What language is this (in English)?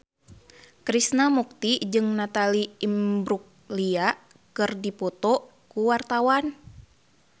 Sundanese